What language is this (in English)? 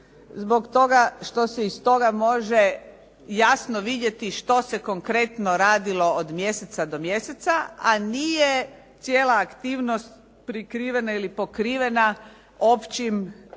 Croatian